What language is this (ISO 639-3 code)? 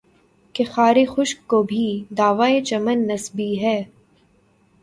urd